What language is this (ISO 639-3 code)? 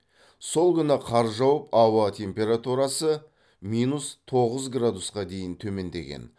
kaz